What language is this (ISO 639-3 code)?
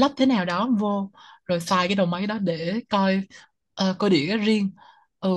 vie